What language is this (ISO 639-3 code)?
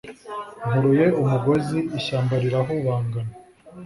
kin